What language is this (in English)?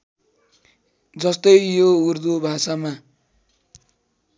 Nepali